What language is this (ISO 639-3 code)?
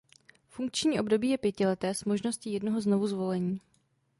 ces